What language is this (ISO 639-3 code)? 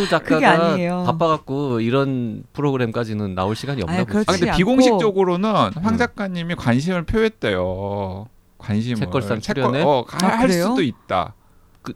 kor